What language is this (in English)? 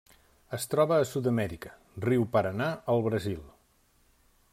Catalan